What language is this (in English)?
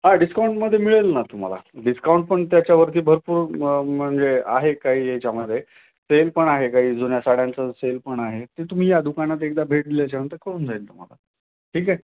Marathi